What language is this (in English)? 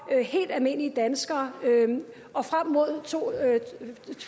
Danish